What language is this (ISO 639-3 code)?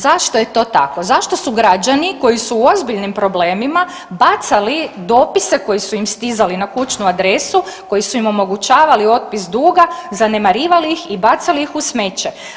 hrv